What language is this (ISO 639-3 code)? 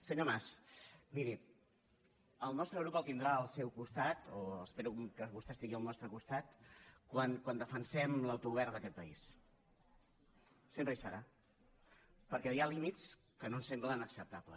cat